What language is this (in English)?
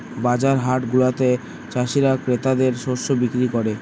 Bangla